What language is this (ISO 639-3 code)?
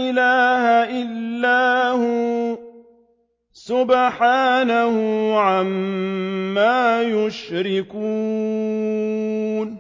ara